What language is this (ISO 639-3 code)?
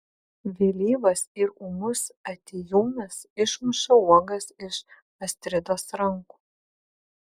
lit